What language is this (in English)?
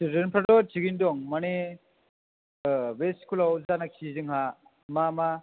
Bodo